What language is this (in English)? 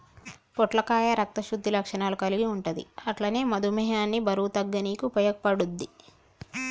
Telugu